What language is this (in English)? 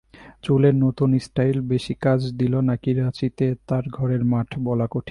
Bangla